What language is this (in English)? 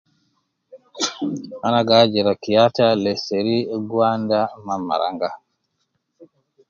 Nubi